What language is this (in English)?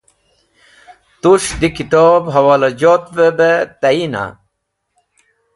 Wakhi